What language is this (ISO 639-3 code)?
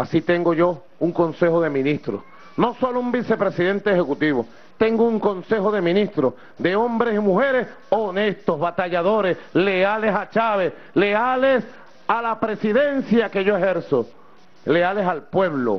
spa